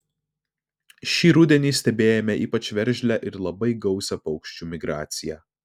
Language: Lithuanian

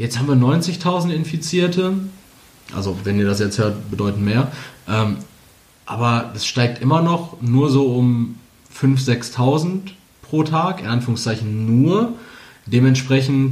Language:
German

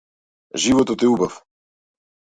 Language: Macedonian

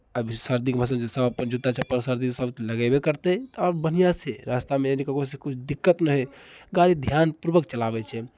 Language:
Maithili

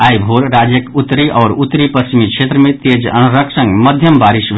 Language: Maithili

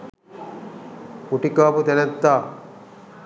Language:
Sinhala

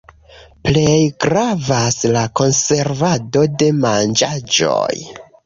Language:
Esperanto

